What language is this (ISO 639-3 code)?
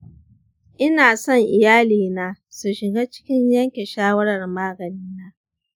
hau